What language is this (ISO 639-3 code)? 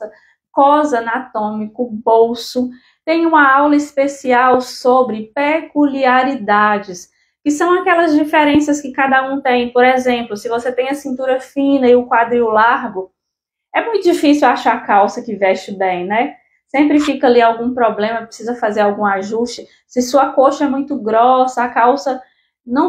por